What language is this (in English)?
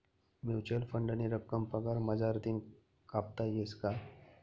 Marathi